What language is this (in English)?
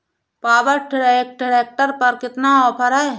Hindi